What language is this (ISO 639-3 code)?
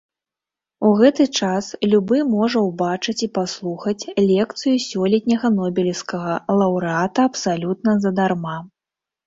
bel